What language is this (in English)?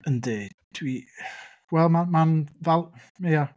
Welsh